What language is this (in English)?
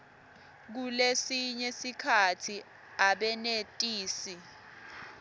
Swati